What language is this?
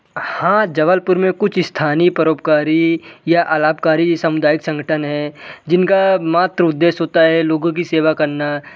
Hindi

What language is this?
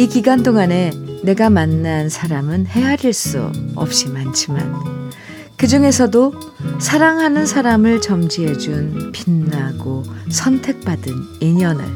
Korean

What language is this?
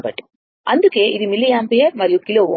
Telugu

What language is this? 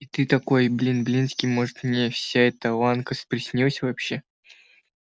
Russian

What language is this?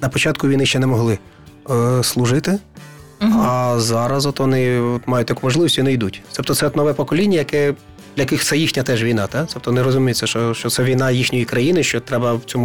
Ukrainian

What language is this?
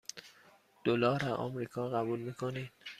Persian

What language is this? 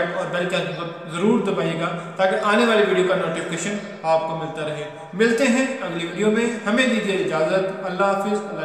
Arabic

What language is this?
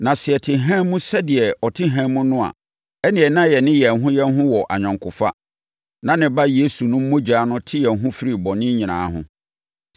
Akan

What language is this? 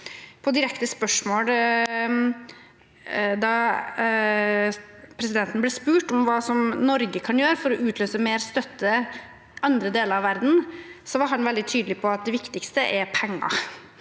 Norwegian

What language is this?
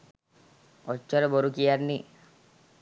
Sinhala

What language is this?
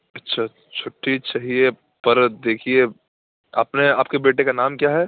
Urdu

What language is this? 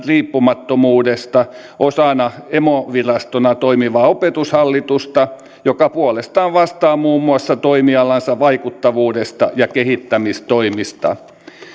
Finnish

